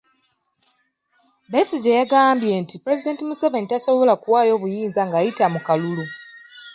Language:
Ganda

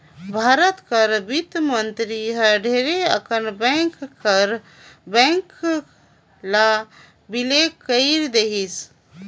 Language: Chhattisgarhi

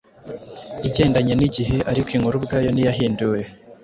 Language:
Kinyarwanda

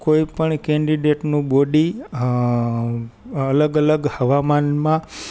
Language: Gujarati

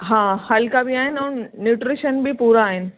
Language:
Sindhi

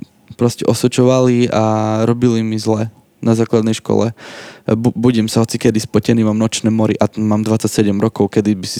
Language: Slovak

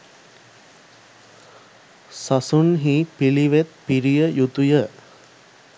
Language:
Sinhala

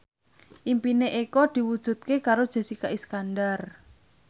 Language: Javanese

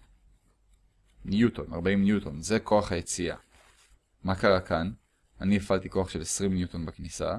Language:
Hebrew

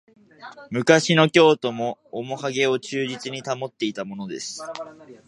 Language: Japanese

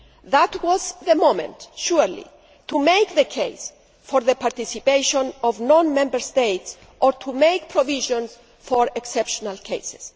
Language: English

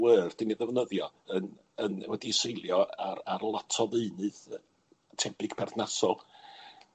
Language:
Welsh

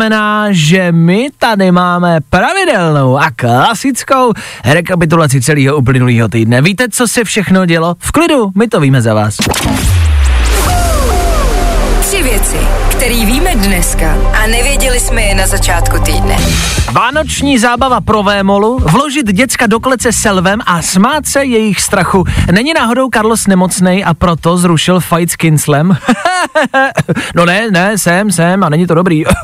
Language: Czech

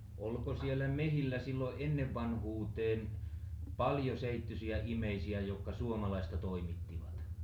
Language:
Finnish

